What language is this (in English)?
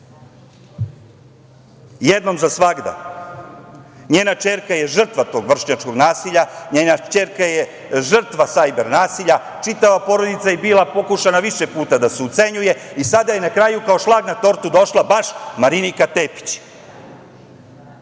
Serbian